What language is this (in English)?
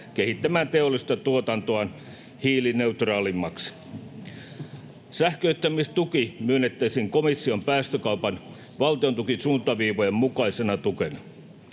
Finnish